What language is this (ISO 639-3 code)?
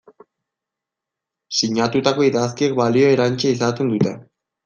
eus